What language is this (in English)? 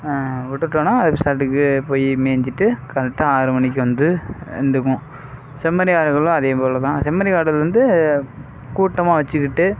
Tamil